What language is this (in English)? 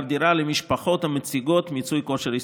Hebrew